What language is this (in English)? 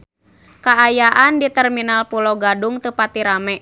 Sundanese